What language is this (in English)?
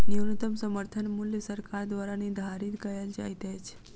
Maithili